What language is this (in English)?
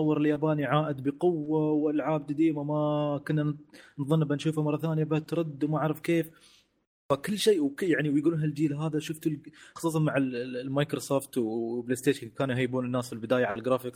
Arabic